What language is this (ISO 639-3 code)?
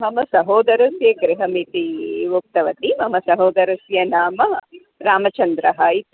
san